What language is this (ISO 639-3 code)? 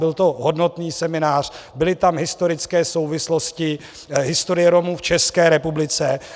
ces